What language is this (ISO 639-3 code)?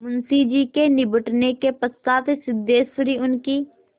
hin